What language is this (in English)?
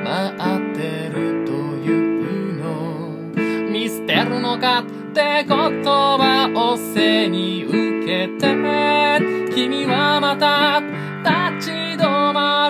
Japanese